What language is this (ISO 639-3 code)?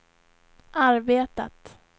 swe